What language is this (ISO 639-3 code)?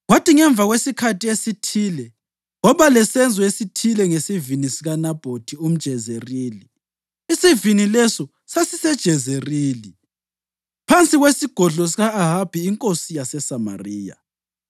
nde